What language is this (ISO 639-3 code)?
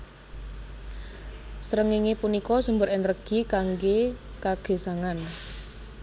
jav